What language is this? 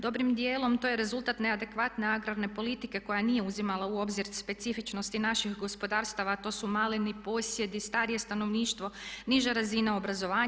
Croatian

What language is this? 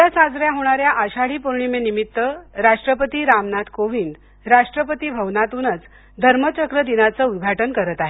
Marathi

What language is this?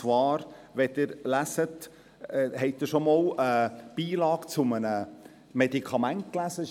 Swiss German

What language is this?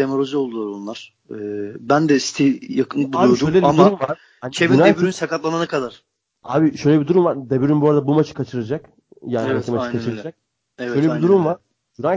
Turkish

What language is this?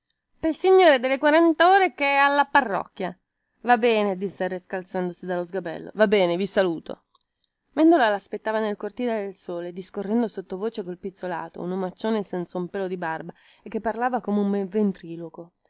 Italian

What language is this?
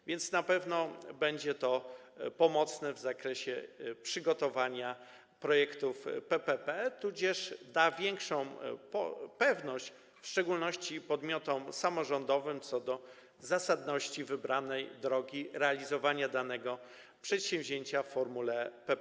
Polish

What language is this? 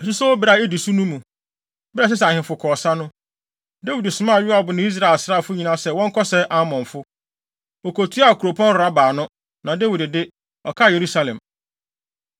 Akan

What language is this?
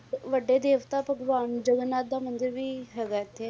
Punjabi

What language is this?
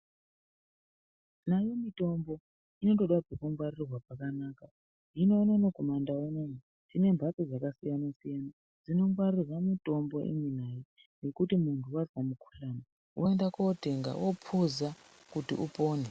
Ndau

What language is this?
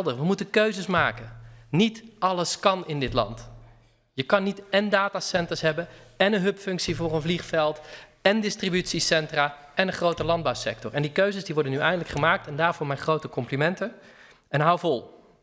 Dutch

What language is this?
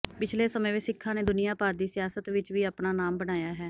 Punjabi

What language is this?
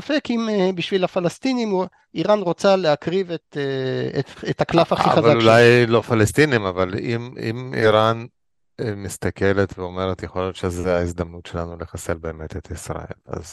Hebrew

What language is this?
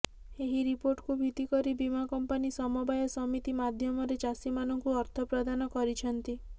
Odia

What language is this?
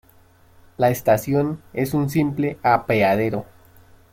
Spanish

